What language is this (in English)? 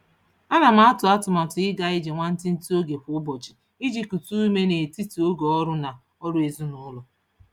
Igbo